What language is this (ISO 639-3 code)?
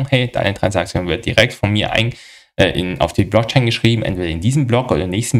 deu